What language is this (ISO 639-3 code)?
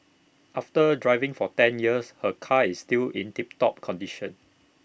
eng